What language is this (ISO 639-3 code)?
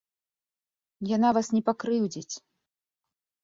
bel